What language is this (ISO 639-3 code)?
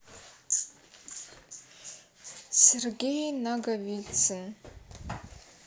rus